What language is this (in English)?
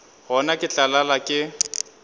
Northern Sotho